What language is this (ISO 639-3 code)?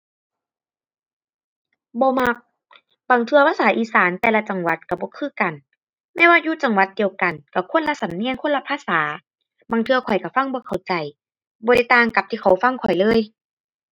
tha